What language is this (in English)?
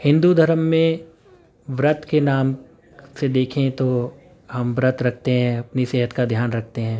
Urdu